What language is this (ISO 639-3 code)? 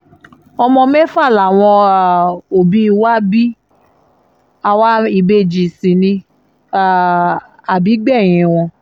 yor